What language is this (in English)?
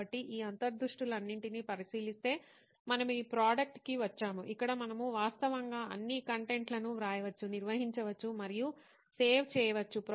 Telugu